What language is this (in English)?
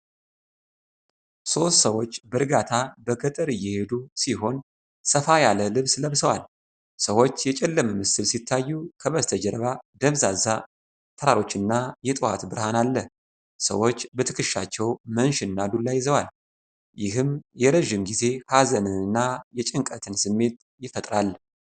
Amharic